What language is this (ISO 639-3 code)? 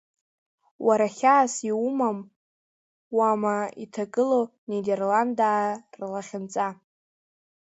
abk